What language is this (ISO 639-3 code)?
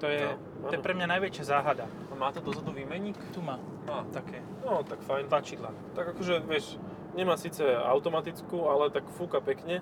slk